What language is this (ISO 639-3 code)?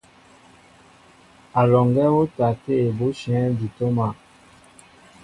mbo